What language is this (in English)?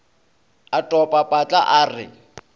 Northern Sotho